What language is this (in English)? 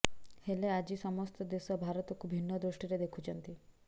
Odia